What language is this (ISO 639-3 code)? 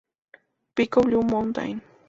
spa